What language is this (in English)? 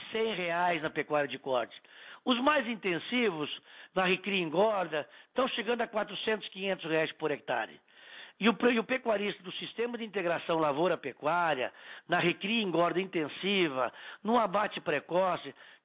Portuguese